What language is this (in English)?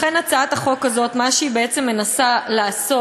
Hebrew